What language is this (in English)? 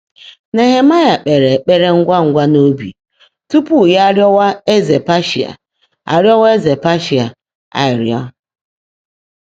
Igbo